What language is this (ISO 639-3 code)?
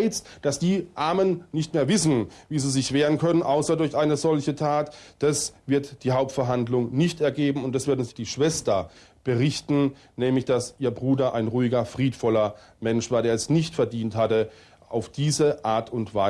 deu